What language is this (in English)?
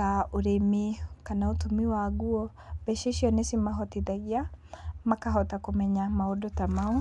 Kikuyu